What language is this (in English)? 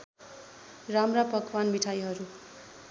Nepali